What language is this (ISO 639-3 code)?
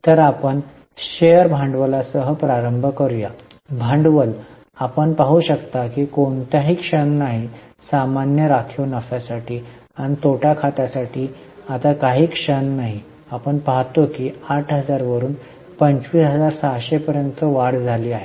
mar